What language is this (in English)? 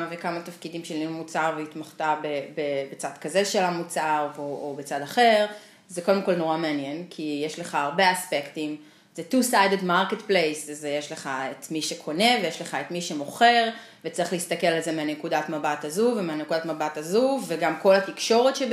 Hebrew